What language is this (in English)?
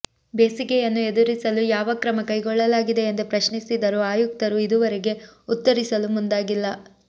Kannada